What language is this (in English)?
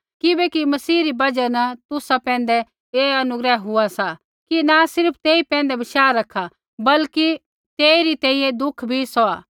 Kullu Pahari